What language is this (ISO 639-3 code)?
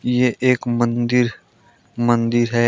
hin